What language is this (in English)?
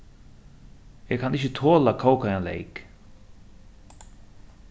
Faroese